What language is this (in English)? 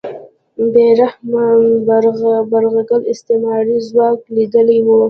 Pashto